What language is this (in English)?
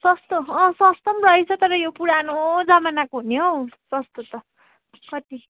Nepali